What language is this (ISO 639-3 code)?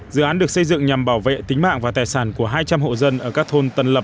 vie